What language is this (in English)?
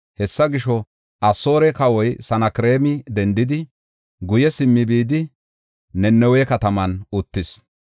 Gofa